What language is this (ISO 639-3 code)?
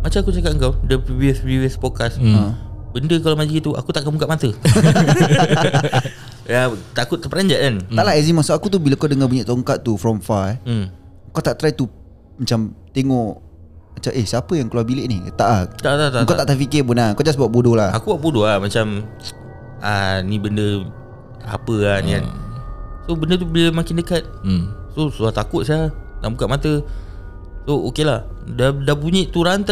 msa